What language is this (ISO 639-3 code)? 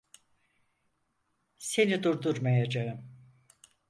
tur